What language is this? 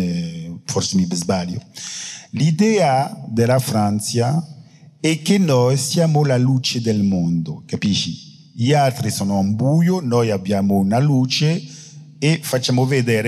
Italian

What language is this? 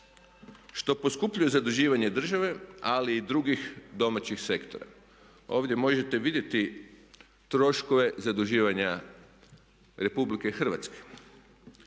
Croatian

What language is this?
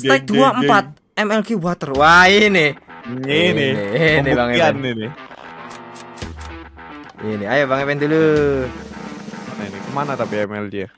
Indonesian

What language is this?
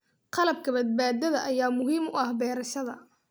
Somali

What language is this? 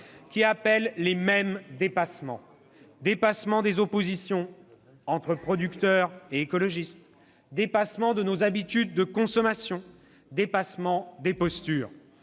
French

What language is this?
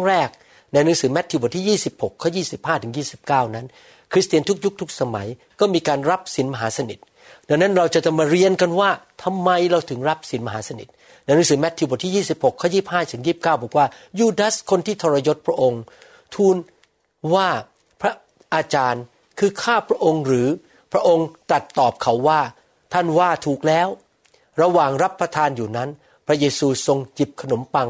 Thai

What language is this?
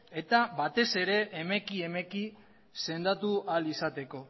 Basque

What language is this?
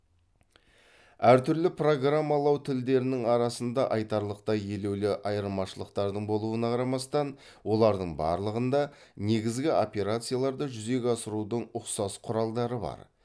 Kazakh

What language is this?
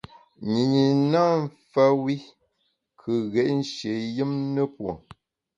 Bamun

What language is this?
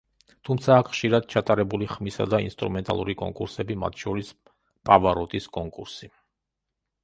Georgian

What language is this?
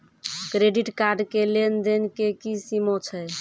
Maithili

